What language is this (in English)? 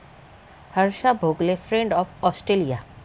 Marathi